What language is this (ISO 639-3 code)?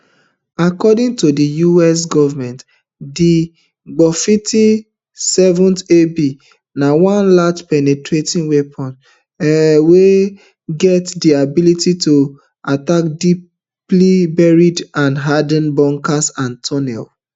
pcm